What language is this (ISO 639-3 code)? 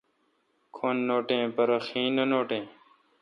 xka